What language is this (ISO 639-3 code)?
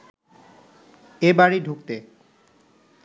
ben